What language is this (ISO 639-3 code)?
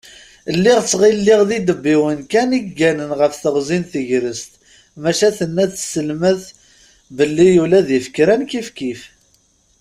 kab